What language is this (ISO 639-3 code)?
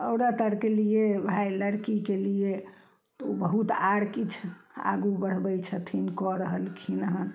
mai